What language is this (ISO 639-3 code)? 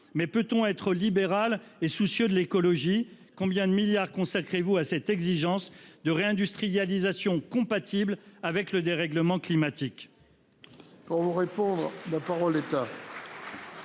fra